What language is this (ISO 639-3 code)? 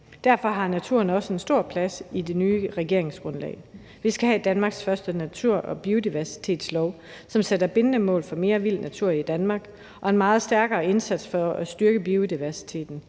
dan